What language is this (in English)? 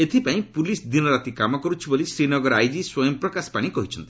Odia